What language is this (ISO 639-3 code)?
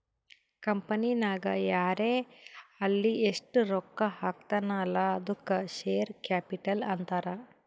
kan